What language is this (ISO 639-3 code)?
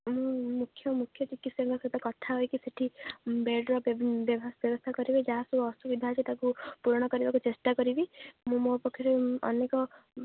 ori